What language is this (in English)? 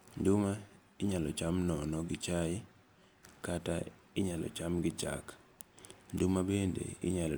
Luo (Kenya and Tanzania)